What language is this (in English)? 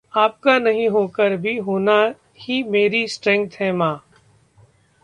Hindi